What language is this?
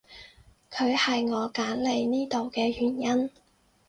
Cantonese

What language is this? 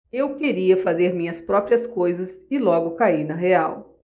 Portuguese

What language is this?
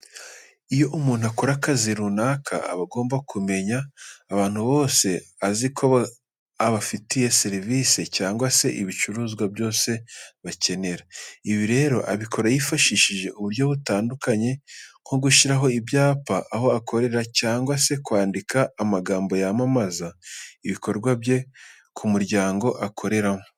Kinyarwanda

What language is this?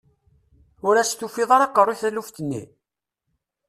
Kabyle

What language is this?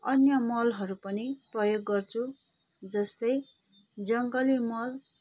Nepali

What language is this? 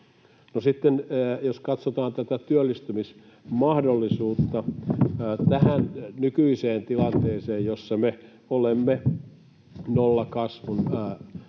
Finnish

